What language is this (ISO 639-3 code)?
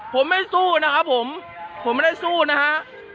tha